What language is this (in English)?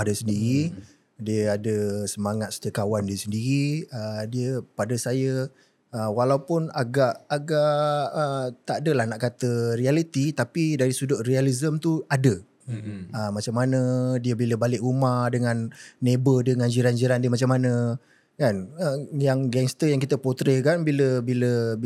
Malay